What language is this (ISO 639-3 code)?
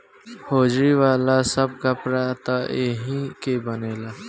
bho